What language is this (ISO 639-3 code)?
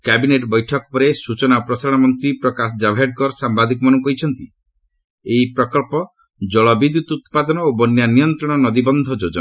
ori